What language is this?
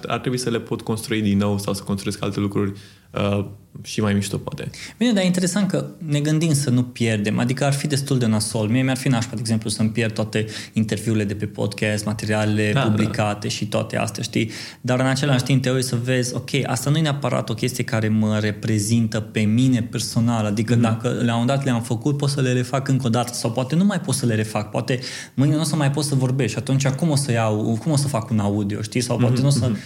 Romanian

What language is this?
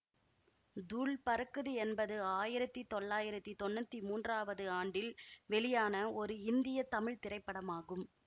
Tamil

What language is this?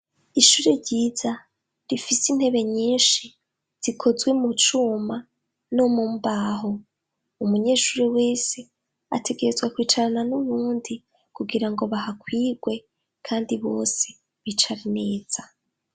Rundi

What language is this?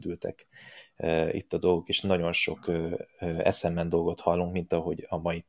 Hungarian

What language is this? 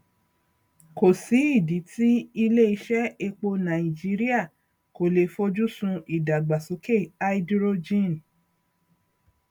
Yoruba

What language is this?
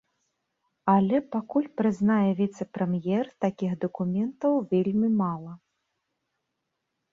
Belarusian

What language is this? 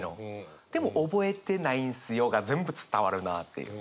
Japanese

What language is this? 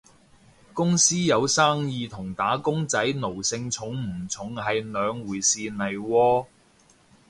Cantonese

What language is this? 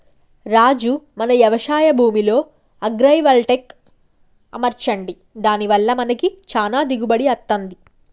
Telugu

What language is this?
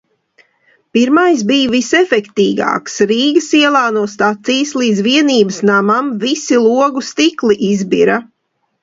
Latvian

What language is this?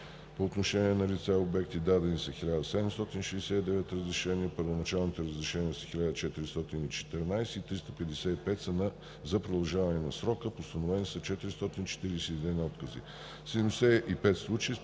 Bulgarian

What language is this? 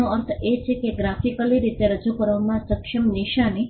Gujarati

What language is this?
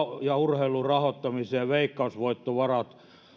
Finnish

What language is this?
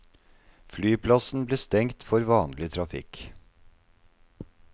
Norwegian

